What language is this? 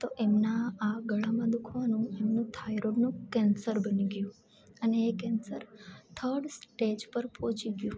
Gujarati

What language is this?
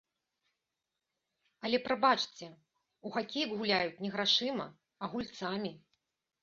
Belarusian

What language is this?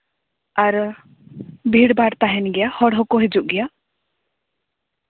Santali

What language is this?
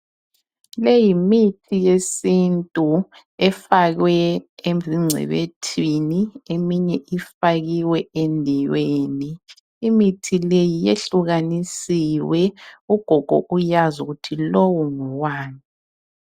North Ndebele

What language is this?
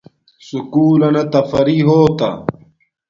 Domaaki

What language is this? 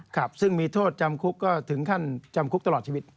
Thai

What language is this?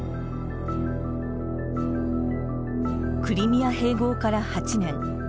Japanese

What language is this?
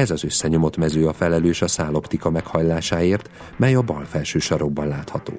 Hungarian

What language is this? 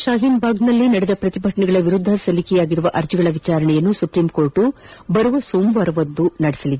Kannada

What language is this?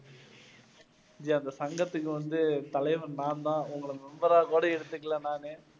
Tamil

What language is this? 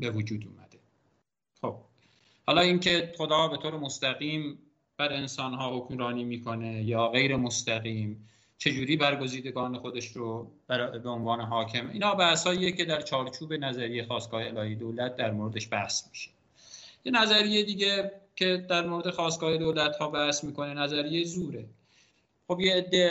Persian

